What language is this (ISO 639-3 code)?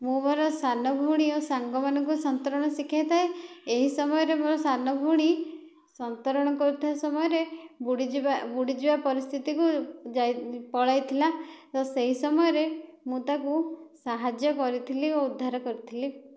ori